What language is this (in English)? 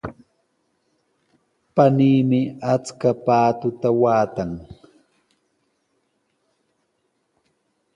Sihuas Ancash Quechua